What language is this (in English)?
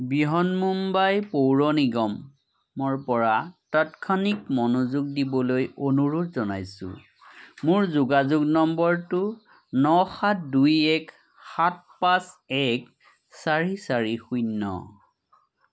Assamese